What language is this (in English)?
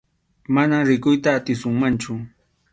Arequipa-La Unión Quechua